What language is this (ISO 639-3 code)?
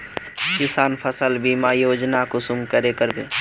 mag